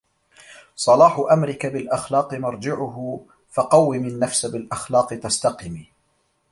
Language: Arabic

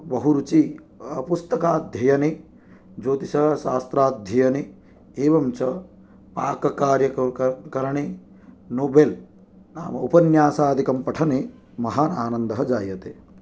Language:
Sanskrit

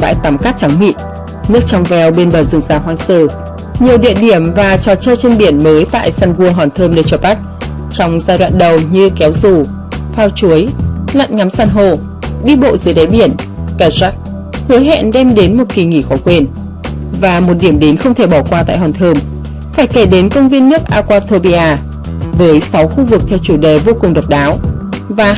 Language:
Vietnamese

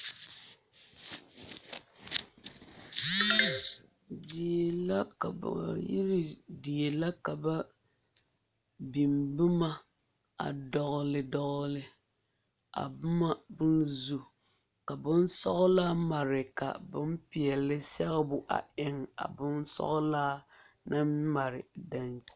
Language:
Southern Dagaare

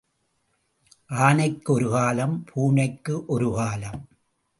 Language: Tamil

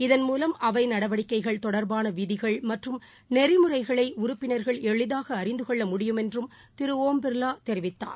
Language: Tamil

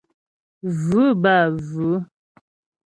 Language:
Ghomala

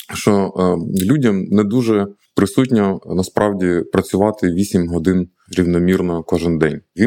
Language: Ukrainian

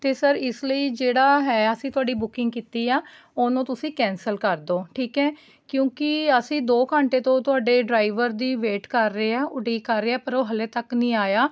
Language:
Punjabi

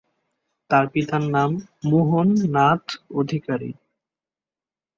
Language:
Bangla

